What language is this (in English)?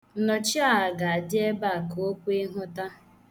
Igbo